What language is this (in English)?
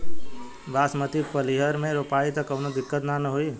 Bhojpuri